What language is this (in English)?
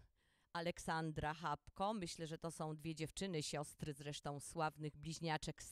Polish